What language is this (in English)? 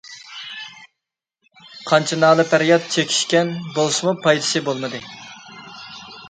Uyghur